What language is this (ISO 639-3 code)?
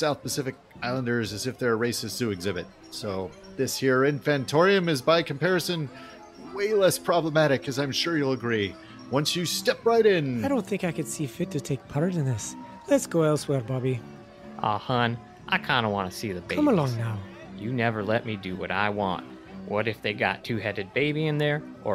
eng